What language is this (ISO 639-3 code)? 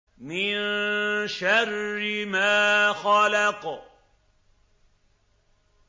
ara